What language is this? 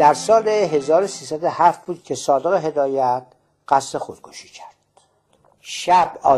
Persian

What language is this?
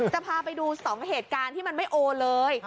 Thai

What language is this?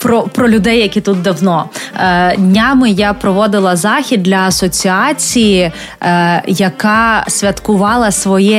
Ukrainian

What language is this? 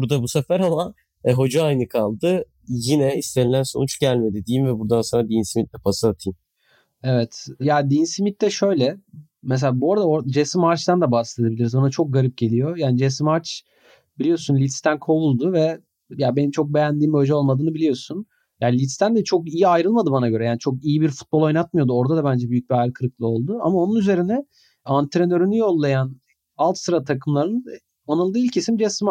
Turkish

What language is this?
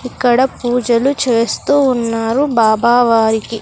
Telugu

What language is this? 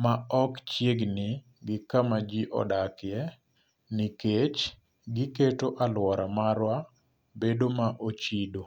Luo (Kenya and Tanzania)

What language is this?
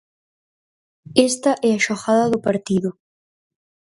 Galician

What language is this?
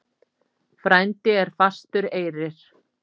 Icelandic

